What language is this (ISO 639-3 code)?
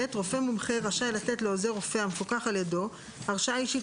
heb